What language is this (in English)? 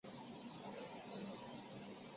Chinese